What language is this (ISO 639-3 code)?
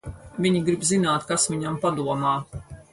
lav